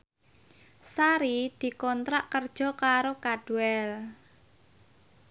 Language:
Javanese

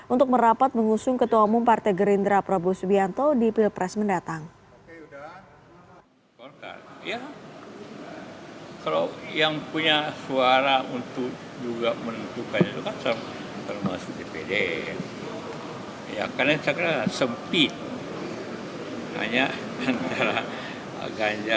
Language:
Indonesian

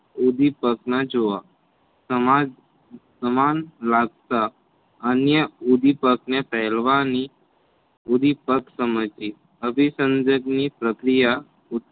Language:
Gujarati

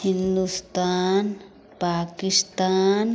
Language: Maithili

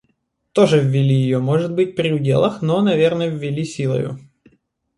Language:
Russian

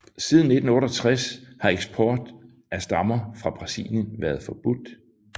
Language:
Danish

